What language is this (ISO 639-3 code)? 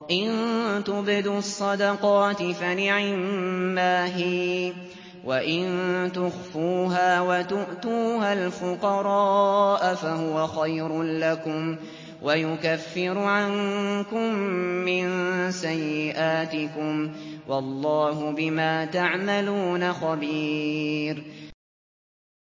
ara